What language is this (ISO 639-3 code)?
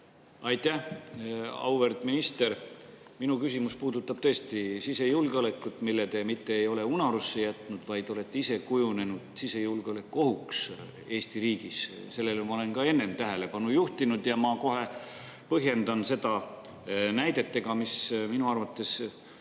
est